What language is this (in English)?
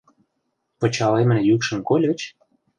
Mari